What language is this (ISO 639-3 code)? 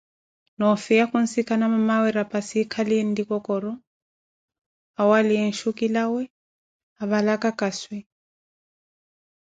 eko